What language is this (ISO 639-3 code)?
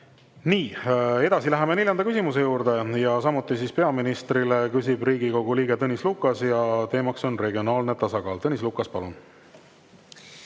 est